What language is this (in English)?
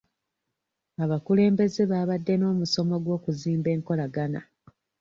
Ganda